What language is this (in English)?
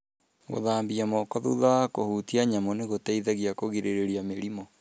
Kikuyu